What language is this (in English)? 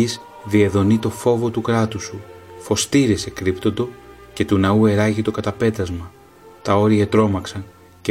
Greek